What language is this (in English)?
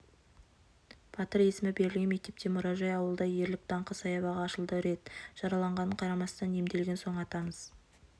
Kazakh